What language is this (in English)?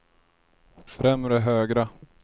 Swedish